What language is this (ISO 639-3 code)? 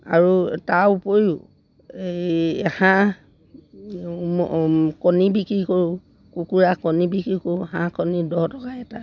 asm